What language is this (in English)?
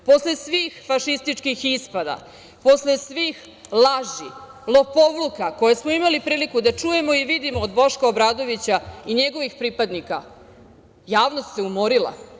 Serbian